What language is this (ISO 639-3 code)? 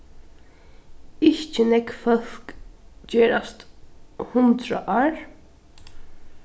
fao